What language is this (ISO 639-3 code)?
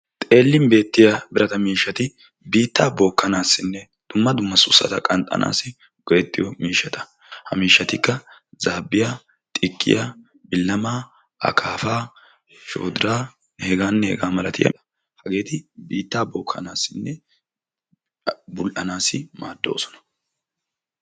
wal